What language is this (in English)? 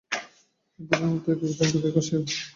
Bangla